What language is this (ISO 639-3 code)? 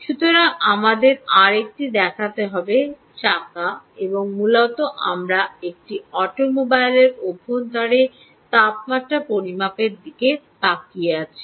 ben